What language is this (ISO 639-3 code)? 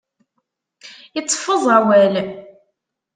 kab